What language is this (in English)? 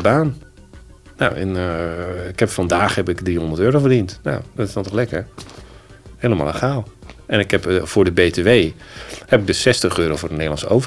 Dutch